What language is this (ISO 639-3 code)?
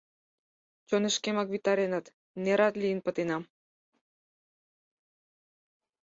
chm